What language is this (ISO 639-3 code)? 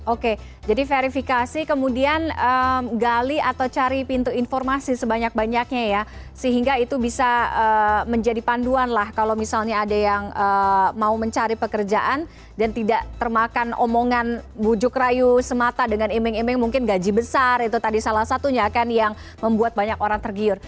ind